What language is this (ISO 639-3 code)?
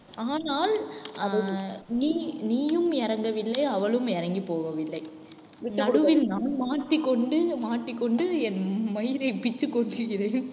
tam